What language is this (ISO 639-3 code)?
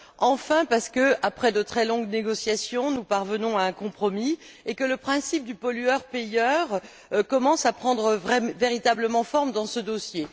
fra